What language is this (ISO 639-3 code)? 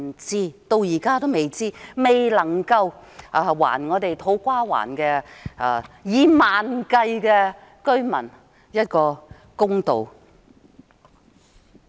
yue